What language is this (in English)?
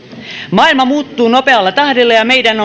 Finnish